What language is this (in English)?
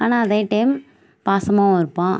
Tamil